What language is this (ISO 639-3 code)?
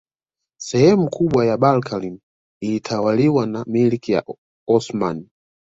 swa